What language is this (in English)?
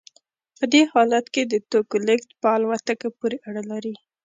Pashto